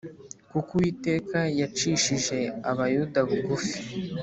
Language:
Kinyarwanda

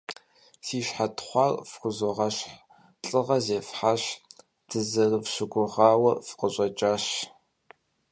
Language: Kabardian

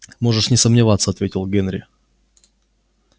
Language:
Russian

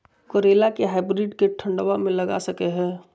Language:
Magahi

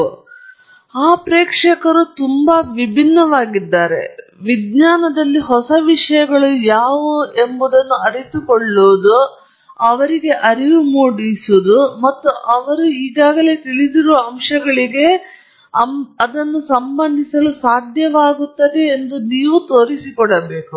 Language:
Kannada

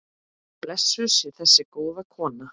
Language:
Icelandic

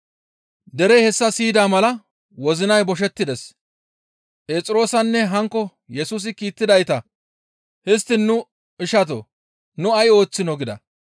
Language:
Gamo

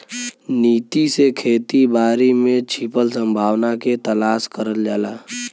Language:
Bhojpuri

